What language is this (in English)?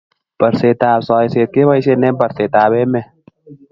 Kalenjin